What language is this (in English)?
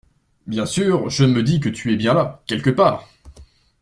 French